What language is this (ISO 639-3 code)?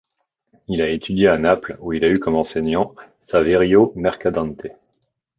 fra